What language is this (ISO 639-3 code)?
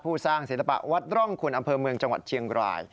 tha